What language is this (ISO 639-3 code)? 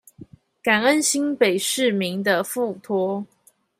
zho